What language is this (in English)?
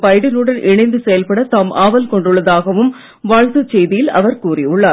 Tamil